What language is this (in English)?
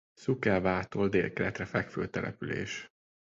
Hungarian